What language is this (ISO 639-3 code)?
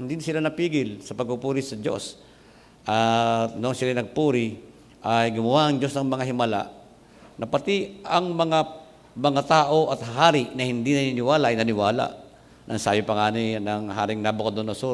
fil